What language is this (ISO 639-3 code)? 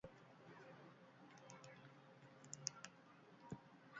eus